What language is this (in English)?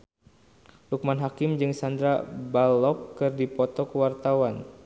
Sundanese